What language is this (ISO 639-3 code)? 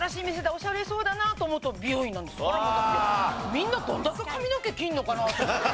jpn